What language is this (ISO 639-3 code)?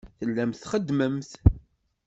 kab